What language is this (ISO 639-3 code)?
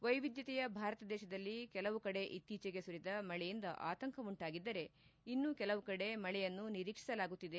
kan